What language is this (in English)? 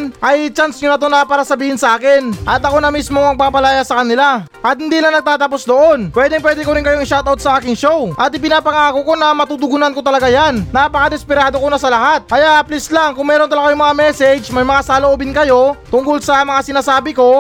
Filipino